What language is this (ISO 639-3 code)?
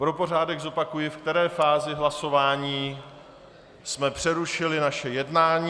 ces